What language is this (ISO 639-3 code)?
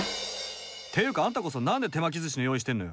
jpn